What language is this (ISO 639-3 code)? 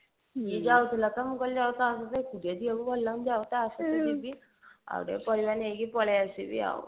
ori